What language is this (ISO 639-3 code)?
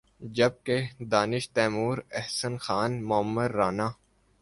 urd